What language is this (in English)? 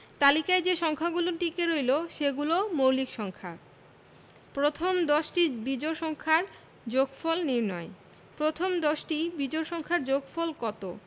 Bangla